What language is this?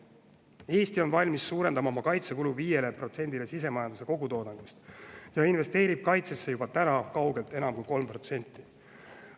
Estonian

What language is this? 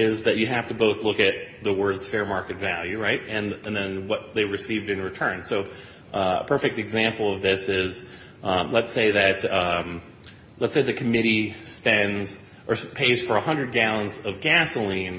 English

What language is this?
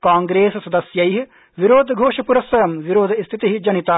Sanskrit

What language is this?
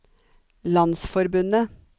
Norwegian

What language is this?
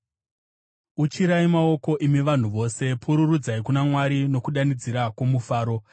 Shona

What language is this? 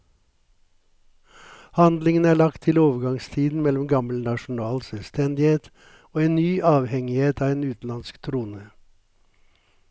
Norwegian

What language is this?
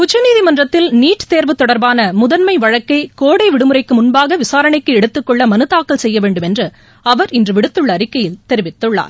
Tamil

